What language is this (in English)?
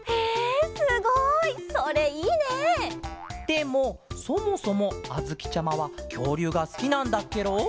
Japanese